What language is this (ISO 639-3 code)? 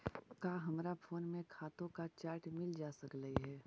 mag